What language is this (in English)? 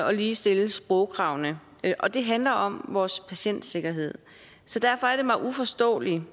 Danish